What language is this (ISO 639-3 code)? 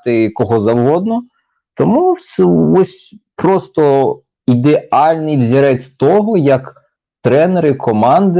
ukr